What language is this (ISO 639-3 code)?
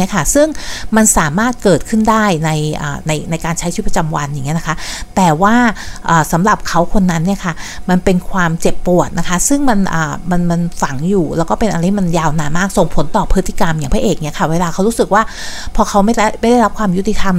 tha